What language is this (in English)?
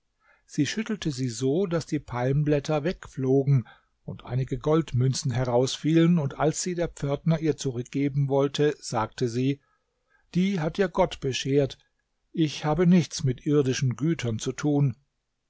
German